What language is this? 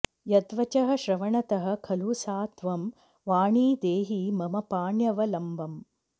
Sanskrit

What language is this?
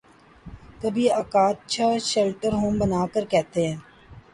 Urdu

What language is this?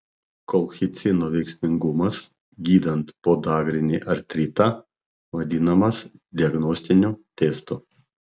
Lithuanian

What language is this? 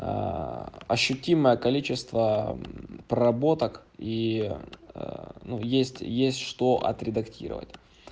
Russian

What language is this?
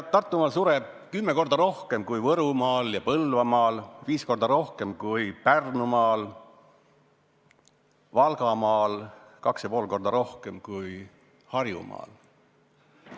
Estonian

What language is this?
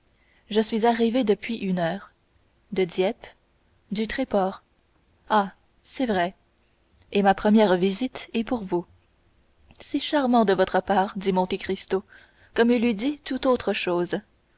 French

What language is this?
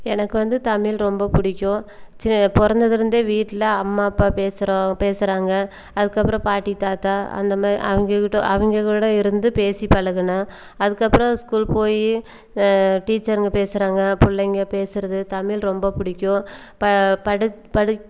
Tamil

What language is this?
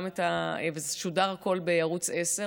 Hebrew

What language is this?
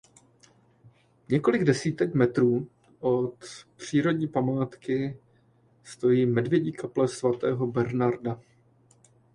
Czech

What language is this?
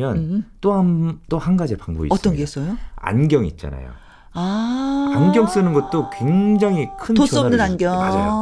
Korean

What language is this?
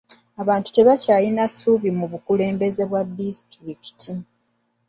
Ganda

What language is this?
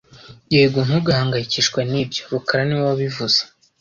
Kinyarwanda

